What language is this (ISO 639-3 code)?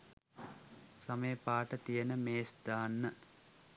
sin